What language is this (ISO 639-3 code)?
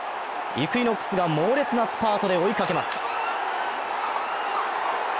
jpn